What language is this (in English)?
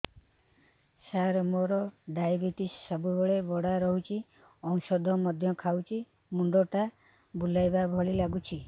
Odia